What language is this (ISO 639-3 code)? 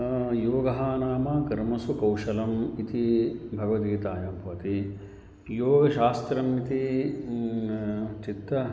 san